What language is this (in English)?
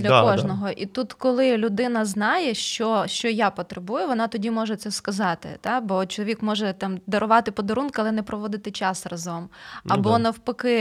Ukrainian